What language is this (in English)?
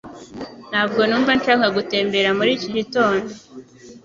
Kinyarwanda